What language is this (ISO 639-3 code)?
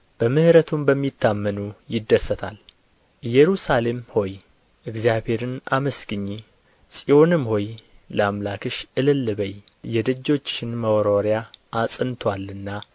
amh